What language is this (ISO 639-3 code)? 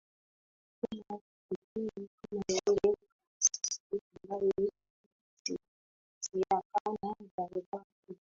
swa